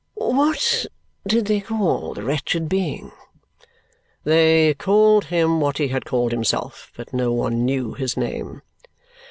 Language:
English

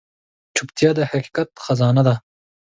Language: Pashto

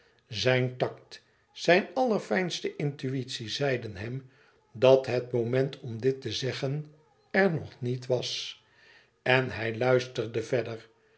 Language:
Dutch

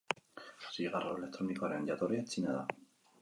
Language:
Basque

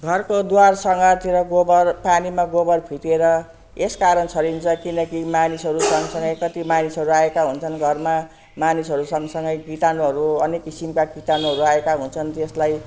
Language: Nepali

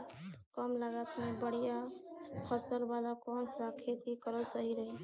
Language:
Bhojpuri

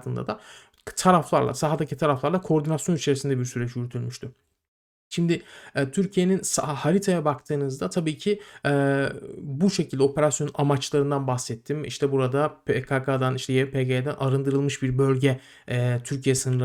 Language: Turkish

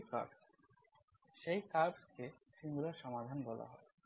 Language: Bangla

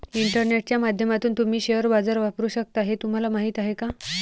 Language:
Marathi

